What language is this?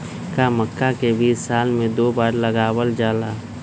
Magahi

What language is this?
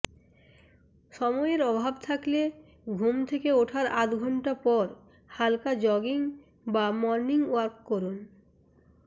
Bangla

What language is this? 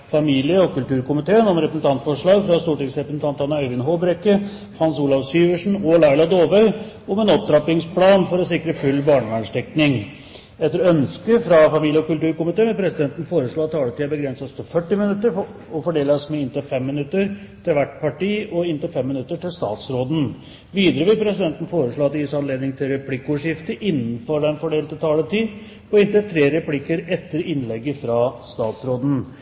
Norwegian Bokmål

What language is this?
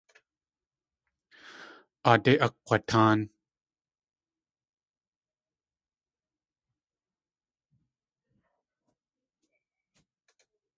Tlingit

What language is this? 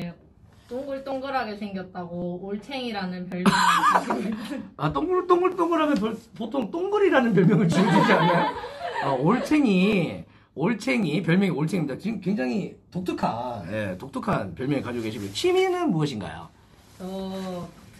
Korean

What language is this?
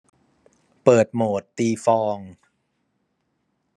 Thai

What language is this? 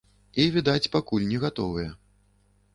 Belarusian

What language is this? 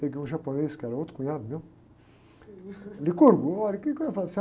Portuguese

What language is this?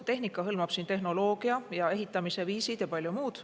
Estonian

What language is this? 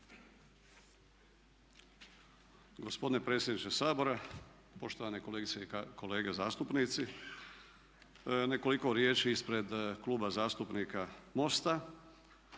Croatian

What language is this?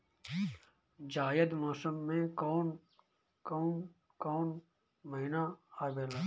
Bhojpuri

